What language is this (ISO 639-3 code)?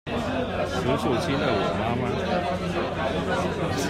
zho